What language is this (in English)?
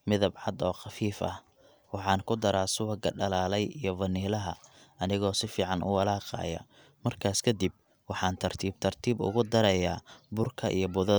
Somali